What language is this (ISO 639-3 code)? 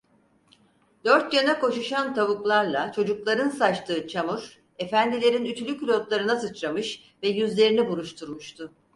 tur